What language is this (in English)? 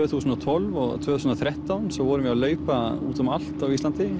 Icelandic